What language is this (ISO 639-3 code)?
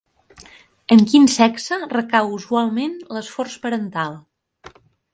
cat